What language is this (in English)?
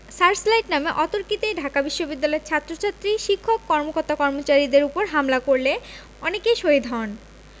Bangla